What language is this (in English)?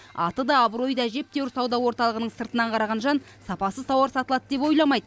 Kazakh